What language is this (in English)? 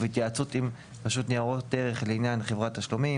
Hebrew